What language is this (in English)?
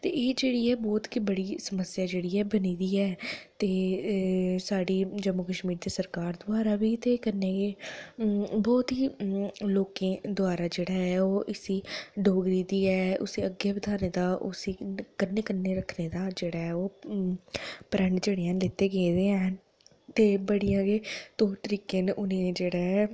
Dogri